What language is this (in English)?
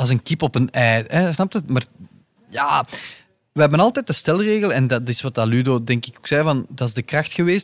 Dutch